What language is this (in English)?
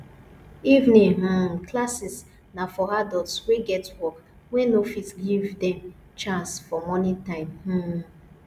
Nigerian Pidgin